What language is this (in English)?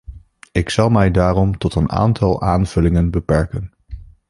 Dutch